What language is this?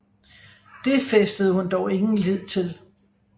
Danish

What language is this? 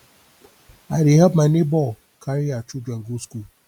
Nigerian Pidgin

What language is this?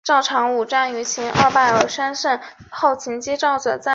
Chinese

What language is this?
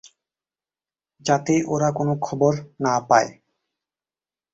Bangla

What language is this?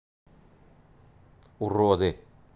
Russian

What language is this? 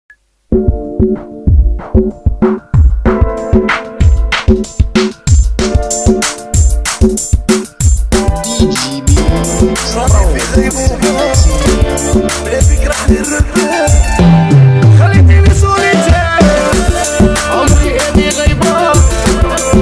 Indonesian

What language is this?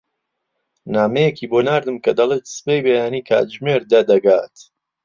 Central Kurdish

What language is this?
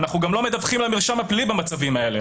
Hebrew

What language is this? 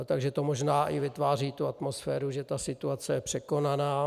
Czech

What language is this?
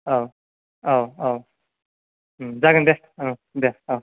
Bodo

